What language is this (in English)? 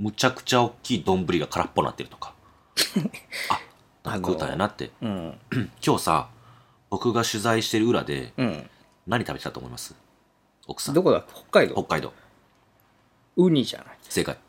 Japanese